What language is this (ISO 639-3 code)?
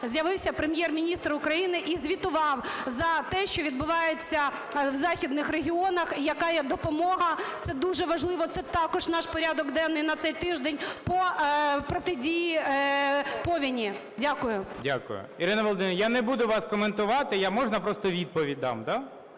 ukr